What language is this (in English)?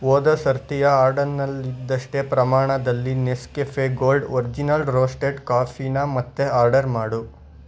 Kannada